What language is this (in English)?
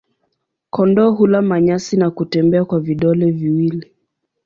Swahili